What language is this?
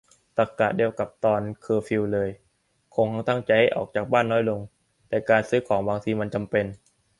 Thai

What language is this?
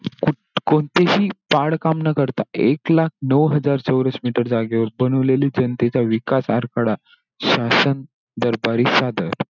Marathi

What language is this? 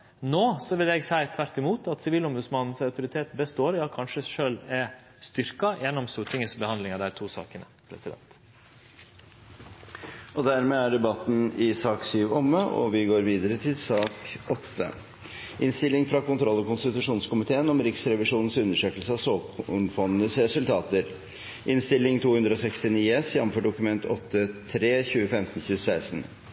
Norwegian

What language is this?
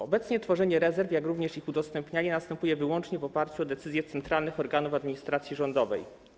Polish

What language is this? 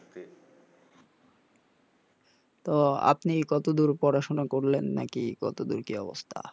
Bangla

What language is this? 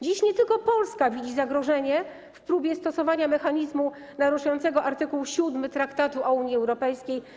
Polish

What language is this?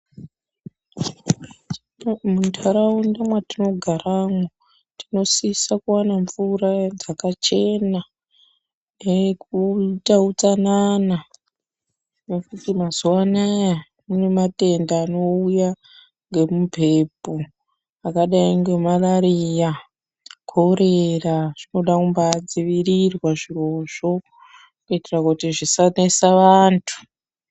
Ndau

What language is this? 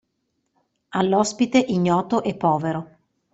Italian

